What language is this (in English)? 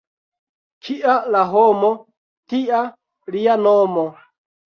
Esperanto